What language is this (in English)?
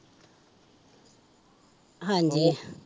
Punjabi